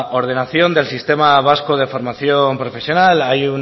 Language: Spanish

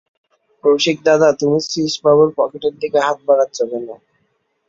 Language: Bangla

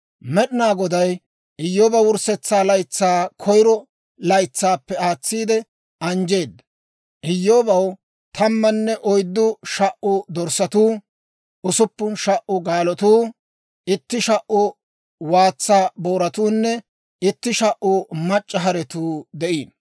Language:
Dawro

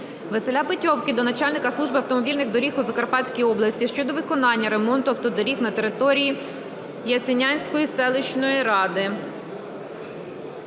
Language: Ukrainian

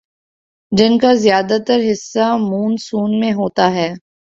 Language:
Urdu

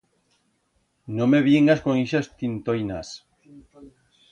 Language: Aragonese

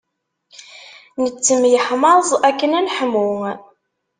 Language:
Kabyle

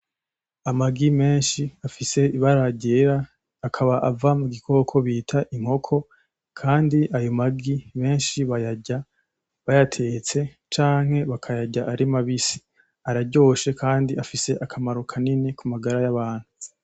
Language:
Rundi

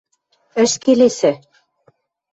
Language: Western Mari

